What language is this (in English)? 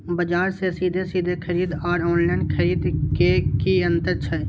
Maithili